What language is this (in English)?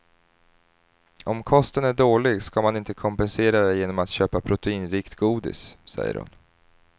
Swedish